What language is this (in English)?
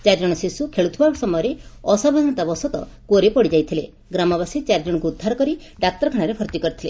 Odia